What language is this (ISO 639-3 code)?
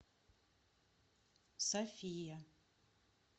rus